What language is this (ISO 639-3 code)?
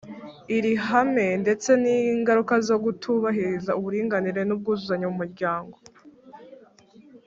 kin